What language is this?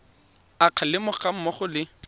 Tswana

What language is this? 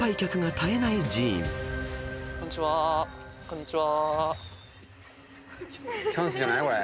Japanese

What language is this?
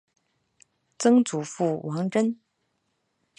Chinese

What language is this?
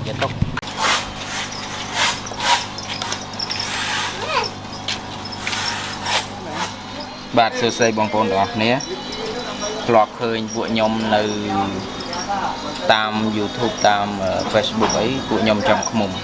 Vietnamese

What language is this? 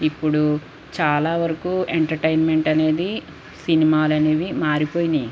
Telugu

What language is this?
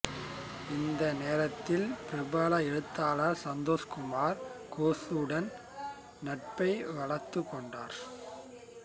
Tamil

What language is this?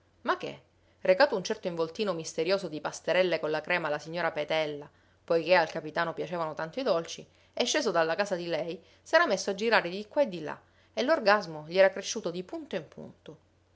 Italian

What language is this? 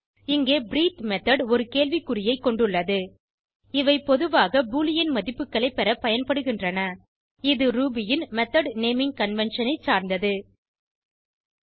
Tamil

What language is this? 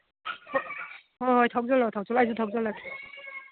Manipuri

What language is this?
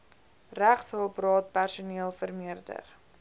Afrikaans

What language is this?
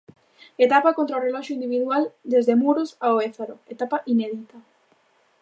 Galician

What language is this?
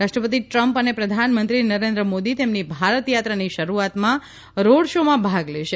Gujarati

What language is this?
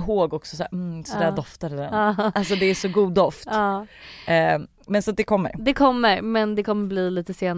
Swedish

